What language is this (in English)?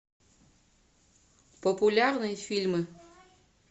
Russian